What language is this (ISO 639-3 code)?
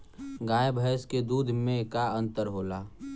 bho